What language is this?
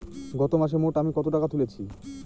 Bangla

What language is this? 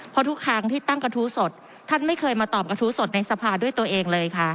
Thai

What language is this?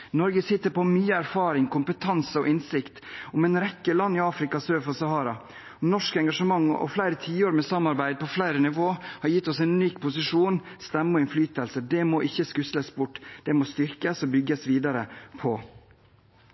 Norwegian Bokmål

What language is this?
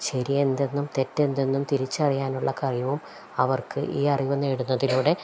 Malayalam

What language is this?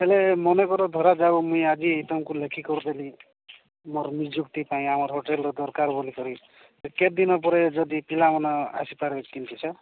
Odia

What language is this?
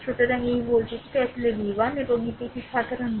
Bangla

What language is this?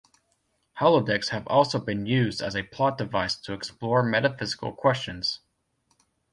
English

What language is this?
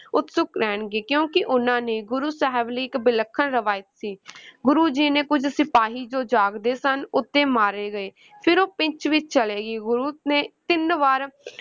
Punjabi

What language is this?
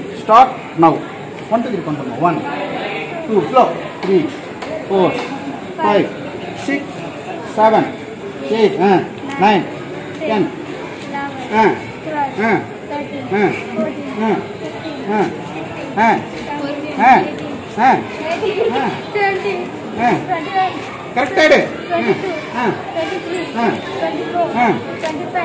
Hindi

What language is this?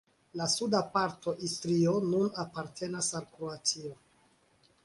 Esperanto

